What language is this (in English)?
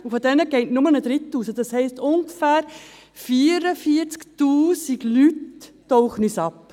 Swiss German